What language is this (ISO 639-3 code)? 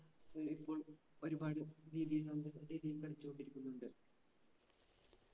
mal